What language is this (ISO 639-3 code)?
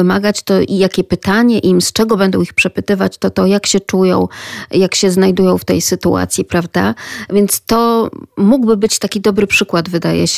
pol